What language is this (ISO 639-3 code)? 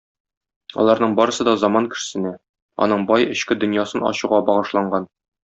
tat